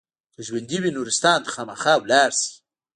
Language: Pashto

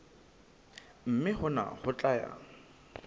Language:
Southern Sotho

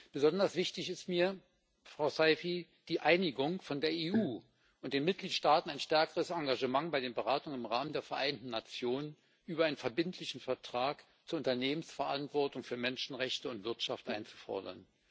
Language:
German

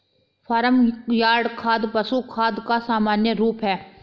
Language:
Hindi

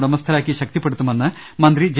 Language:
Malayalam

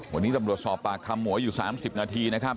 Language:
Thai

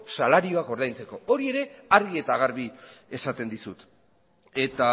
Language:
Basque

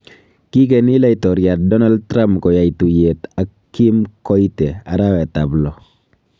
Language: Kalenjin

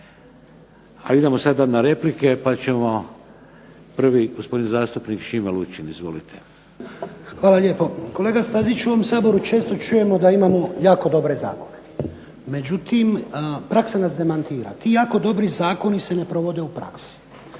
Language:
Croatian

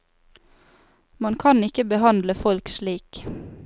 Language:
Norwegian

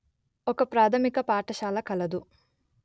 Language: Telugu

